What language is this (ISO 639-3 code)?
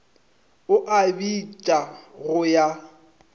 nso